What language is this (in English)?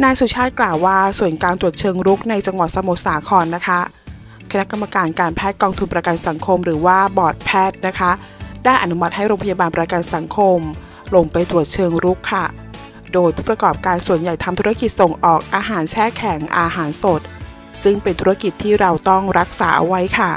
Thai